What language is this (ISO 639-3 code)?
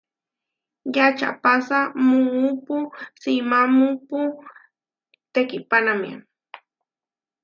var